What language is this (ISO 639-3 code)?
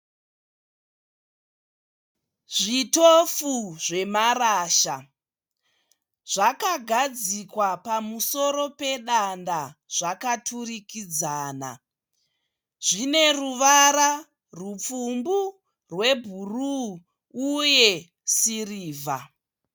sna